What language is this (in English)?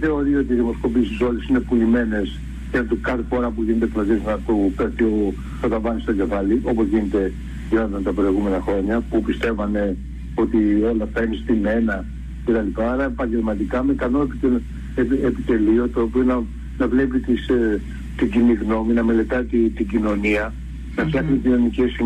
Greek